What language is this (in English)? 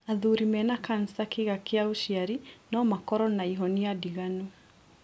Kikuyu